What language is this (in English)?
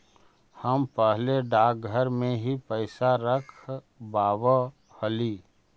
Magahi